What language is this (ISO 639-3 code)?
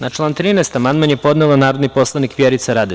srp